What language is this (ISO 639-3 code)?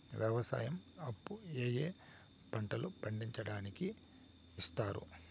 tel